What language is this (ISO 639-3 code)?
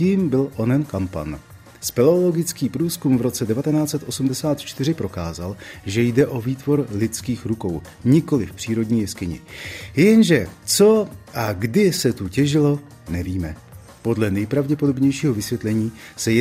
ces